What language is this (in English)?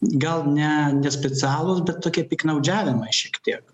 Lithuanian